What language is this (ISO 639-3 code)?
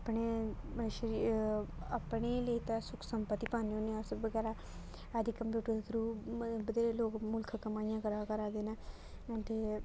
doi